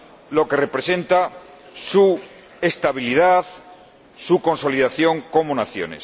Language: Spanish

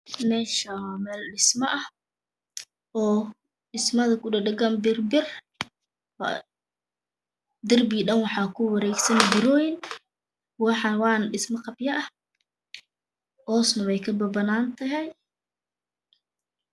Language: Somali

